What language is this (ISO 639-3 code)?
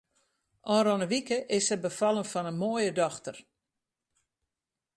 fry